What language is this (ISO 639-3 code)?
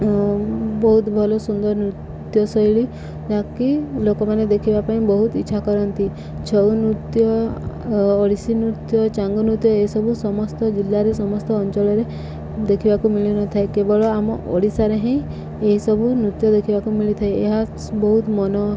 ori